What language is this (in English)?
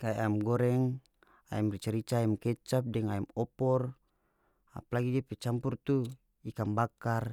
North Moluccan Malay